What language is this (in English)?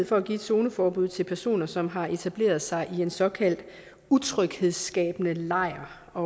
Danish